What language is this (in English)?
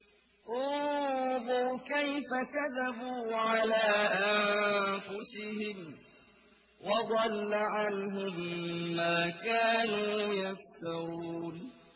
Arabic